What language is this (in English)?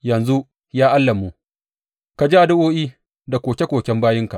Hausa